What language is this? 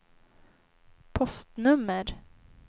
Swedish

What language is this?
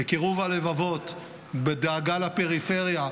Hebrew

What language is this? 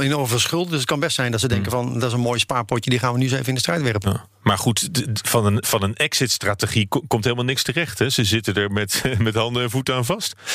Dutch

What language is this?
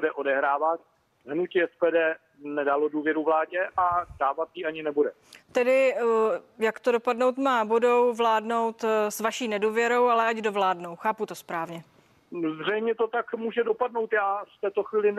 Czech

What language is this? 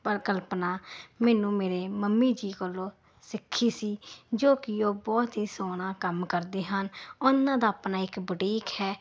Punjabi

